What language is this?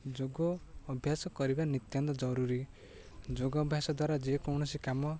Odia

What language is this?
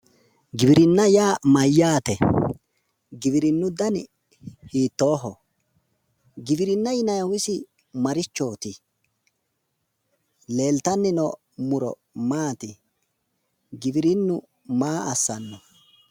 Sidamo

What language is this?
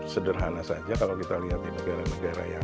Indonesian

